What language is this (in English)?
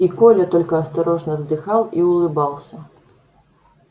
Russian